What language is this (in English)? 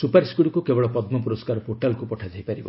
Odia